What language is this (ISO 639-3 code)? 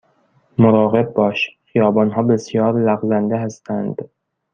fas